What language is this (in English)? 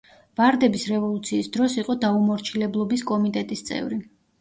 Georgian